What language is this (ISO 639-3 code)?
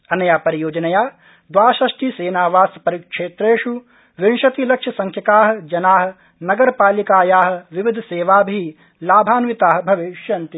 san